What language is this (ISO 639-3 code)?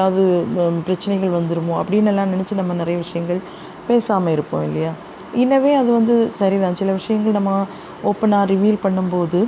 tam